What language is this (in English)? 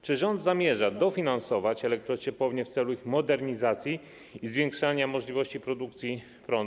Polish